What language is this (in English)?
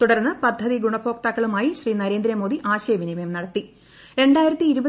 Malayalam